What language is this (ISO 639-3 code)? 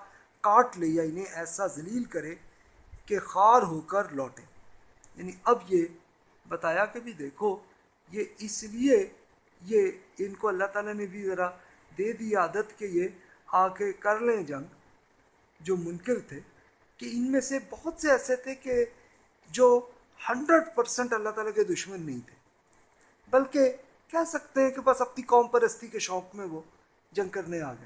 urd